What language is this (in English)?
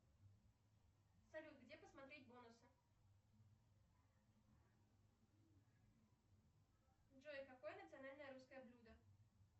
Russian